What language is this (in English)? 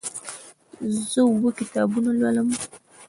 Pashto